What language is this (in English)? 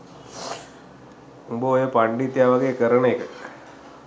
Sinhala